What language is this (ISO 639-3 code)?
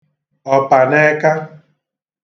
ibo